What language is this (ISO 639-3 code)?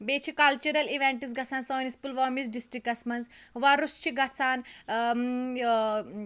kas